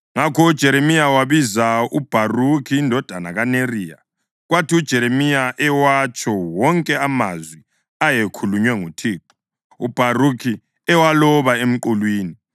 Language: North Ndebele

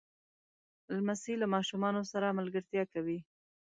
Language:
Pashto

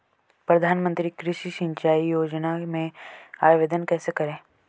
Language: Hindi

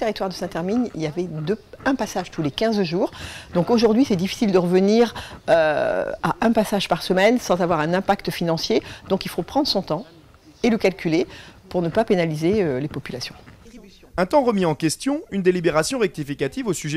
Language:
French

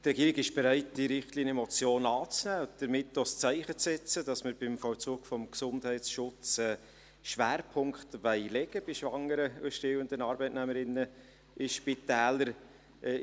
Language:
Swiss German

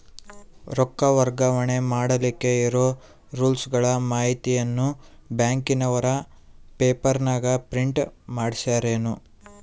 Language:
Kannada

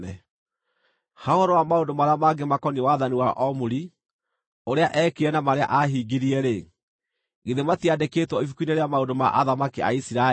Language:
Kikuyu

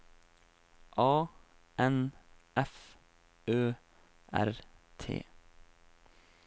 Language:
Norwegian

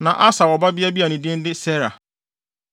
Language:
Akan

